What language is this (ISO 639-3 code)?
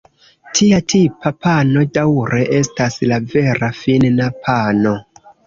epo